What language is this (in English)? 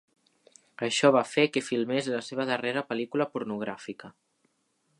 Catalan